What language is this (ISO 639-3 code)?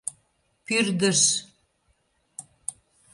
chm